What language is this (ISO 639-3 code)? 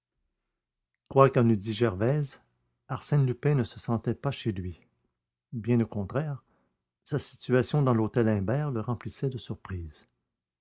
fra